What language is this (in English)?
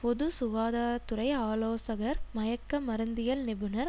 Tamil